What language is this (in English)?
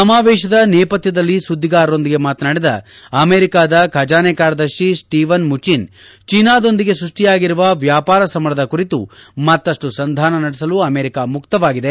Kannada